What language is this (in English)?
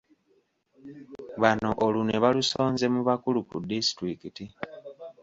Ganda